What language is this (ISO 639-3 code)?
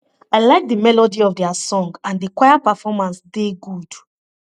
pcm